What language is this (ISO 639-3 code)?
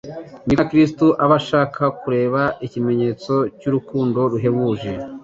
kin